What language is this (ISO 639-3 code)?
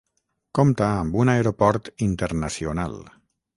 cat